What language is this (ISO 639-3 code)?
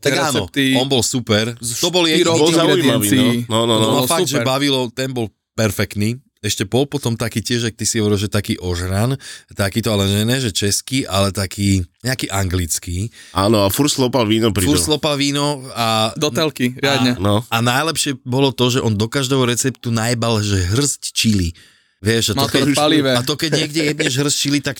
slk